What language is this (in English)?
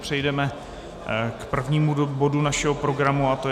Czech